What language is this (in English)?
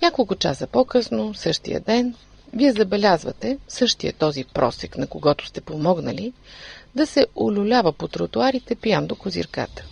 Bulgarian